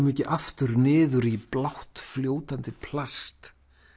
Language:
Icelandic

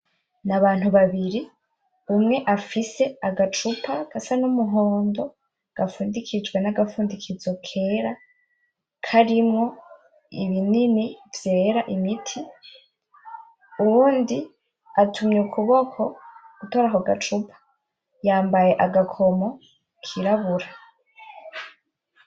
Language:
Rundi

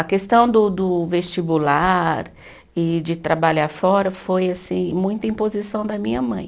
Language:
Portuguese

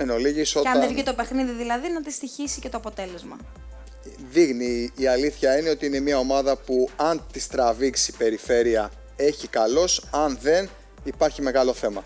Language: Greek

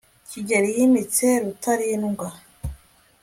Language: Kinyarwanda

